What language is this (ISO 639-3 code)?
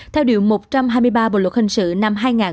vie